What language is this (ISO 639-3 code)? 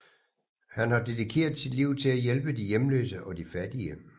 dan